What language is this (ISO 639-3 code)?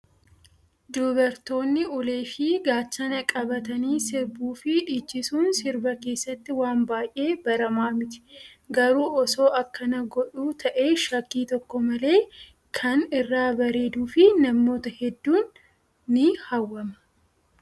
orm